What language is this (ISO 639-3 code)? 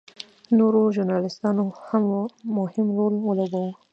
pus